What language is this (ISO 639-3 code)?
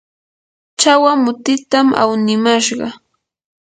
qur